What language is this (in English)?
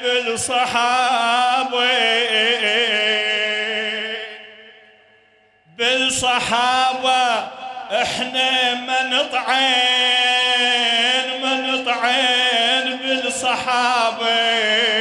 Arabic